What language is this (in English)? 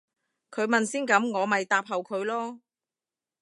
Cantonese